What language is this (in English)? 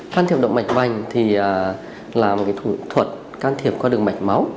Vietnamese